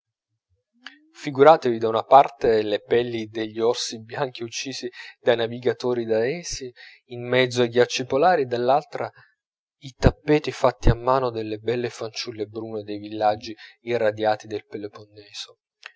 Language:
Italian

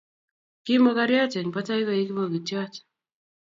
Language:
Kalenjin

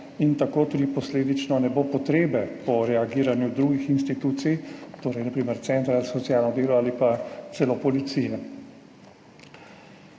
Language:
Slovenian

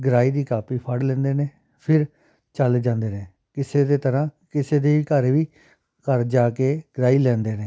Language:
Punjabi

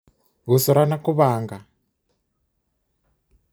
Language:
Kikuyu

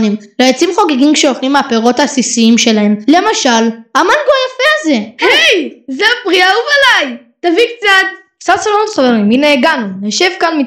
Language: Hebrew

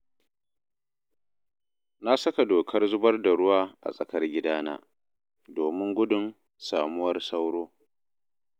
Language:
Hausa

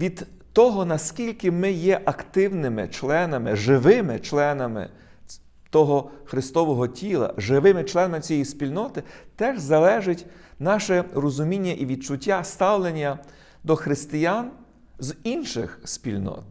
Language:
Ukrainian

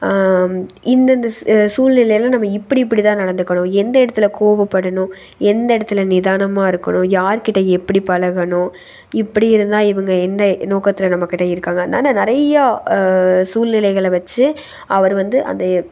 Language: Tamil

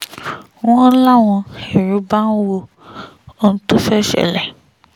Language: Yoruba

